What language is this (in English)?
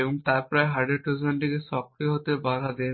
Bangla